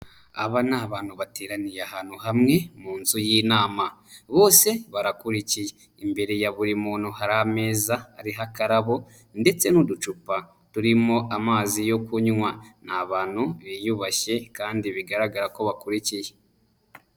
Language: Kinyarwanda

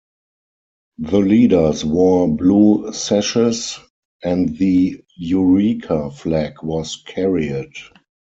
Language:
English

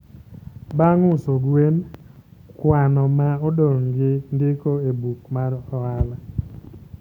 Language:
Luo (Kenya and Tanzania)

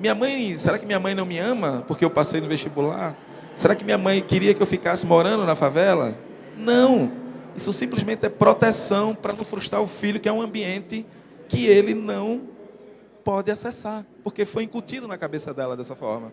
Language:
Portuguese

